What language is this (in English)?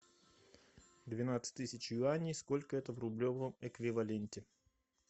Russian